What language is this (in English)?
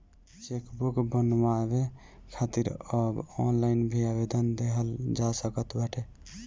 Bhojpuri